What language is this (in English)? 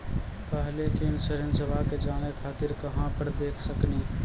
Maithili